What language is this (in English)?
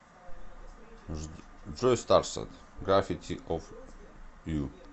Russian